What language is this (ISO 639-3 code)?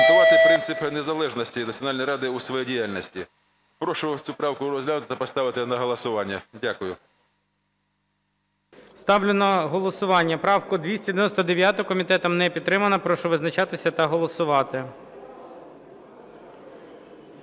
ukr